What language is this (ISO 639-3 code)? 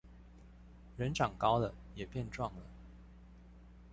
zho